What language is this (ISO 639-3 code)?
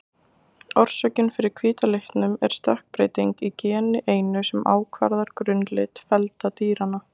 isl